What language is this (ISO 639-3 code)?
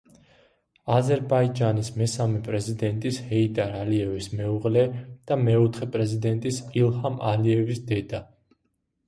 kat